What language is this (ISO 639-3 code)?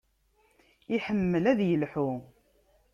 kab